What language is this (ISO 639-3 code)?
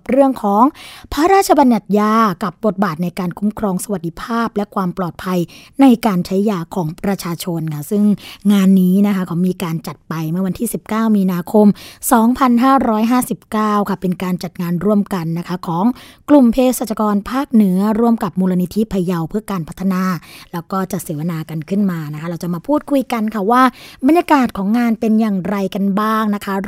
tha